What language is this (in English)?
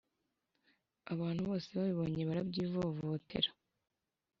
Kinyarwanda